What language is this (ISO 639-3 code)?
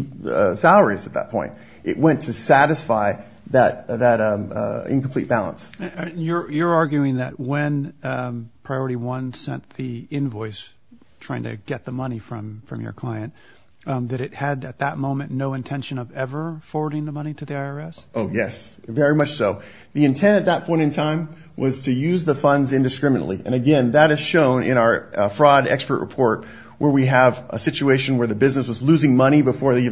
eng